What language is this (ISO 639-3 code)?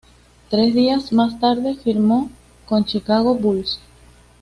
spa